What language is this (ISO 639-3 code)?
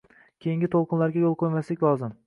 uzb